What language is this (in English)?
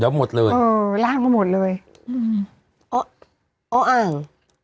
Thai